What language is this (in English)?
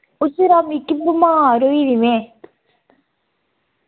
Dogri